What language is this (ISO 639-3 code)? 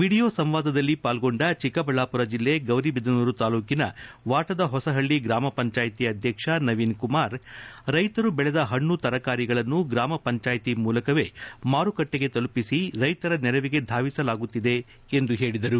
kan